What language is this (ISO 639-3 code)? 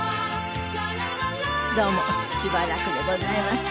jpn